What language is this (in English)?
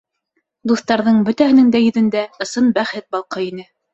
Bashkir